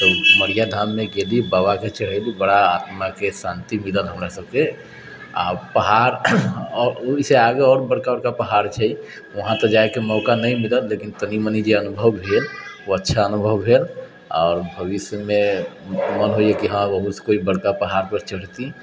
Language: Maithili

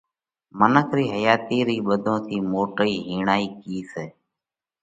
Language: Parkari Koli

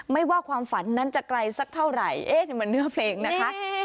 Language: Thai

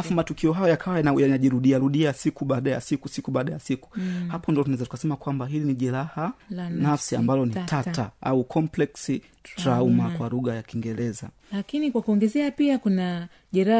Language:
Swahili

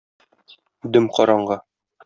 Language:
Tatar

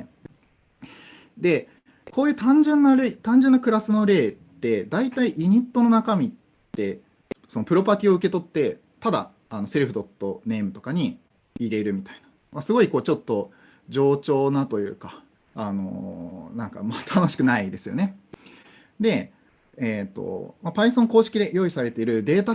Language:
Japanese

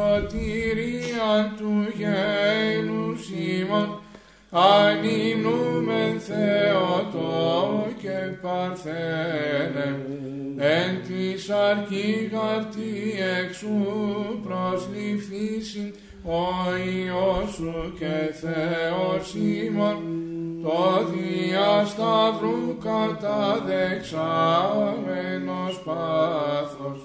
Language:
Greek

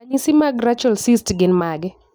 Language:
Luo (Kenya and Tanzania)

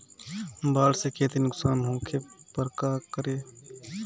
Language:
Bhojpuri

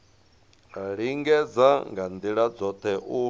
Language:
Venda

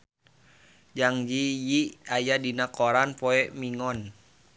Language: Sundanese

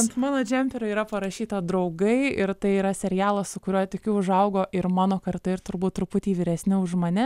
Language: Lithuanian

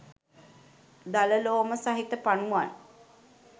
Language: Sinhala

